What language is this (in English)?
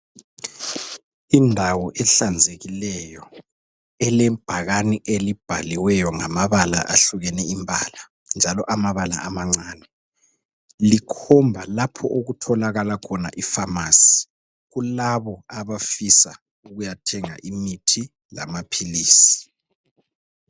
North Ndebele